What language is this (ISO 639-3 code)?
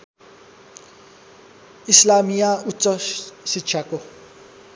nep